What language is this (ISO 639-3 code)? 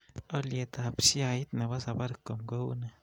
kln